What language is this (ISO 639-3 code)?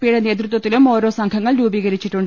mal